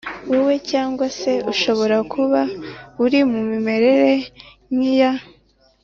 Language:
Kinyarwanda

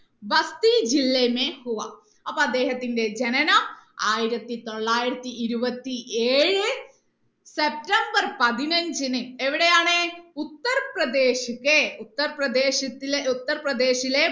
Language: Malayalam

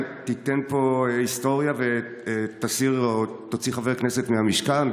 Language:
Hebrew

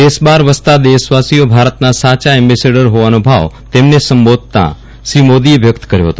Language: Gujarati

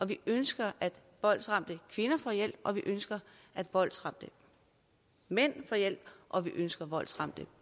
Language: Danish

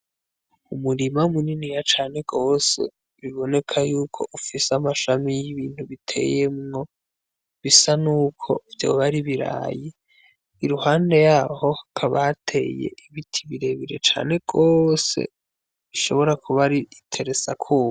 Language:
Rundi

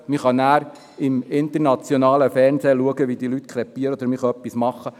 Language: Swiss German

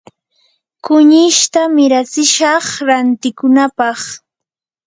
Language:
Yanahuanca Pasco Quechua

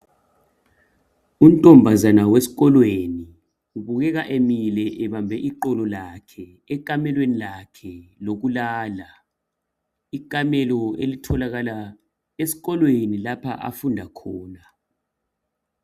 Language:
North Ndebele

